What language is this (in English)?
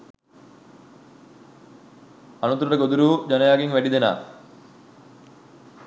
Sinhala